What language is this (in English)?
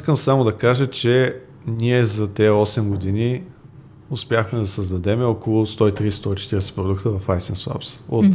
Bulgarian